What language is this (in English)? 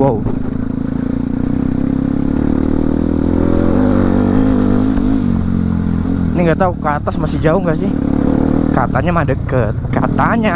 Indonesian